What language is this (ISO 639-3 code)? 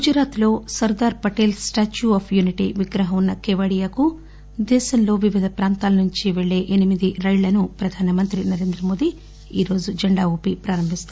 tel